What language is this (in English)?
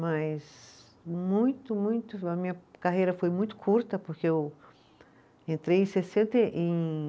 Portuguese